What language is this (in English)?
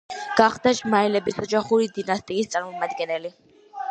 Georgian